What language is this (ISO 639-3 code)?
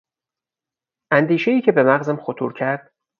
fas